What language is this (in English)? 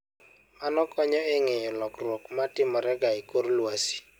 Luo (Kenya and Tanzania)